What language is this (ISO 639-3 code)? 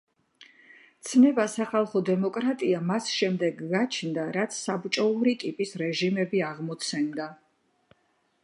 kat